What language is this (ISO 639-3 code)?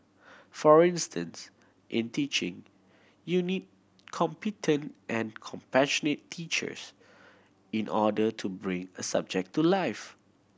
eng